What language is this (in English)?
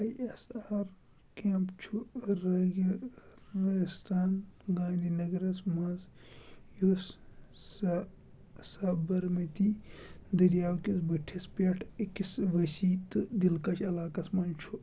Kashmiri